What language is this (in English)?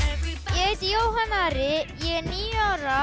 Icelandic